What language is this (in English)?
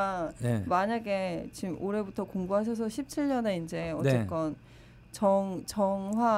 Korean